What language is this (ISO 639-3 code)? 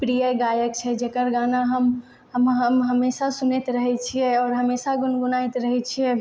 mai